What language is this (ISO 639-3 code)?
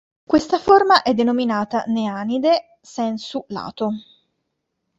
ita